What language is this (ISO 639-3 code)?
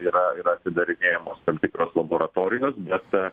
lit